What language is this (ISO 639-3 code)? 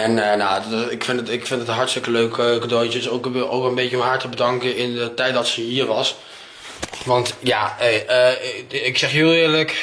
nld